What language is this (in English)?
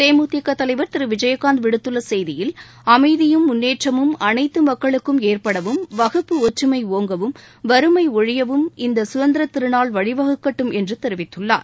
Tamil